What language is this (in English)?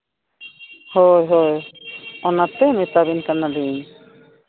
Santali